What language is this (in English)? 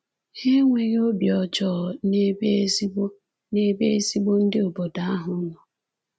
Igbo